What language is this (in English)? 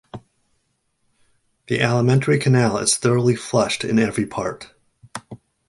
English